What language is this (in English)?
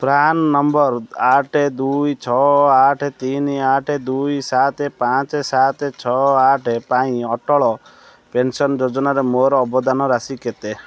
Odia